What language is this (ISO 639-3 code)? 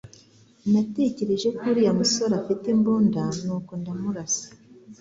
kin